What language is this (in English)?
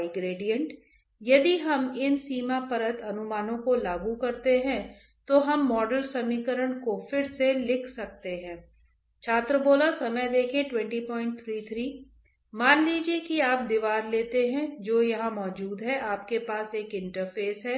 Hindi